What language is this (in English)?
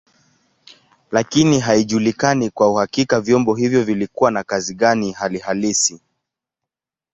Swahili